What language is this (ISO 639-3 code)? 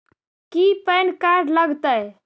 mag